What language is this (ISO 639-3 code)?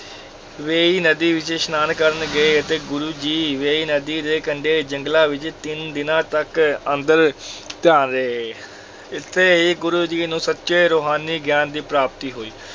pan